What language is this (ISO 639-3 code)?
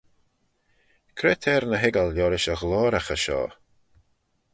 glv